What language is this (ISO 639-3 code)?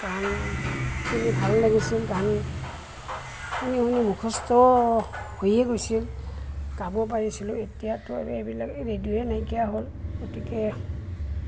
asm